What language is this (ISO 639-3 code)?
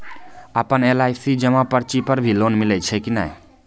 mai